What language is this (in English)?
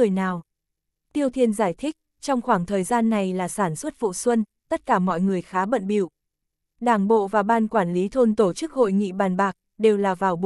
Vietnamese